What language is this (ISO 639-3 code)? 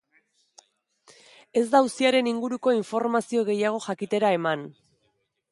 eus